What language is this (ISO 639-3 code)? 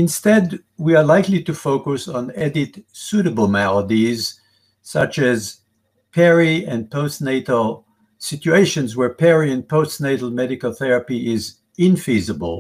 eng